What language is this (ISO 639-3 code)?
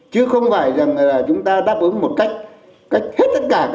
vie